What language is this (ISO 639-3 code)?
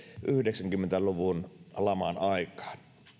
fin